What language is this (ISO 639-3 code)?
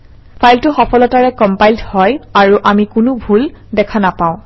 asm